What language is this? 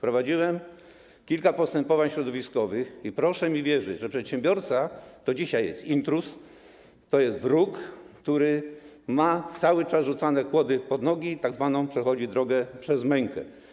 Polish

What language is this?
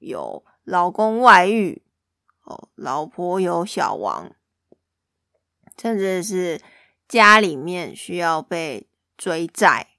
Chinese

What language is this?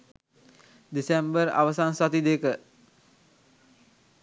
Sinhala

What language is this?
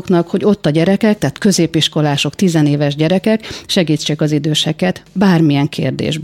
Hungarian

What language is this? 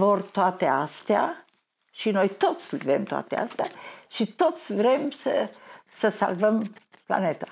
Romanian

